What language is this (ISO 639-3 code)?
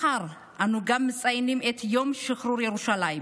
heb